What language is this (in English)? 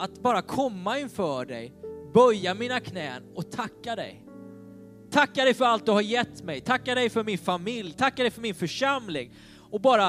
Swedish